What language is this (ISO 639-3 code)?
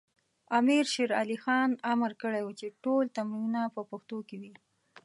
pus